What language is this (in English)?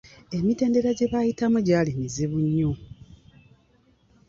Ganda